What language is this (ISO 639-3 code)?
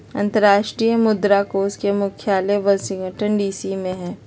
mag